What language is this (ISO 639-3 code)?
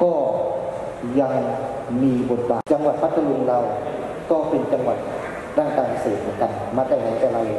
tha